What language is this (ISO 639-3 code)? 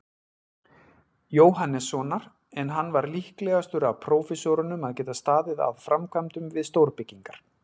isl